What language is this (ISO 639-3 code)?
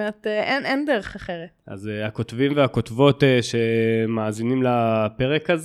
heb